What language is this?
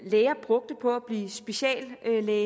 Danish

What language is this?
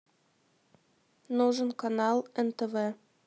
Russian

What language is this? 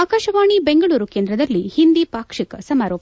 Kannada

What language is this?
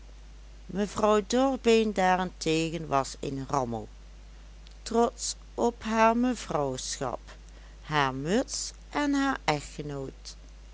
Dutch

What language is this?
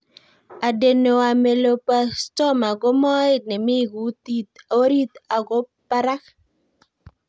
Kalenjin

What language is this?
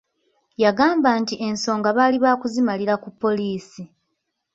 Ganda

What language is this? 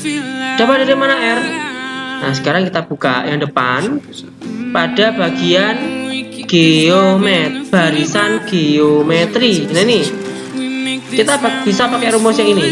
Indonesian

